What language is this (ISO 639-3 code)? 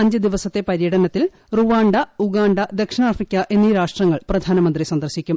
mal